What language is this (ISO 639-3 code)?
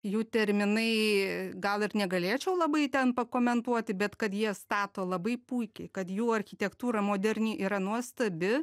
lit